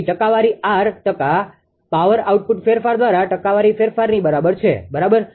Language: Gujarati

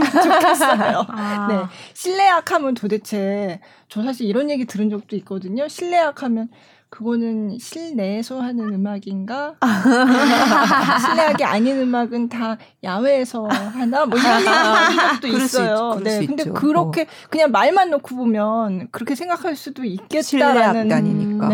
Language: Korean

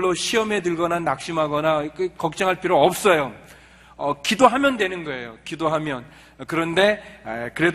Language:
Korean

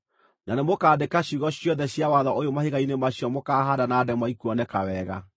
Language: Kikuyu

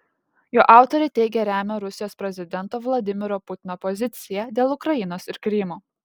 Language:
Lithuanian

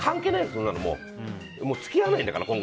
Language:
Japanese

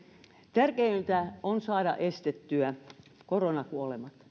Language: Finnish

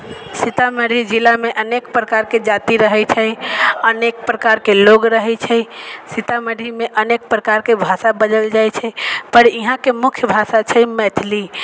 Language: Maithili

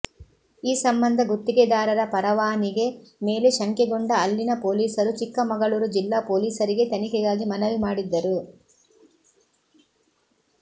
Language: Kannada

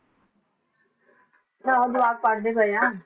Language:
Punjabi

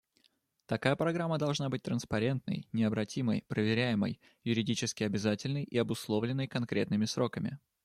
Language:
Russian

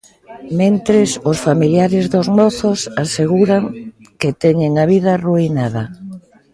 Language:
Galician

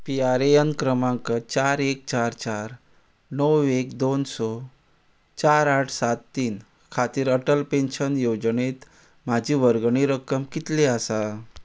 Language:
Konkani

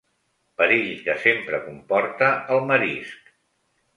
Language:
Catalan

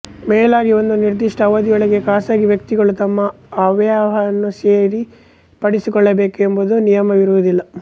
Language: Kannada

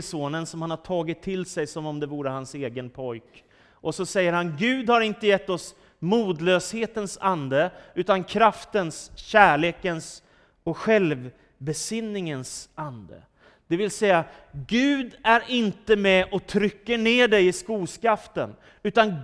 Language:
Swedish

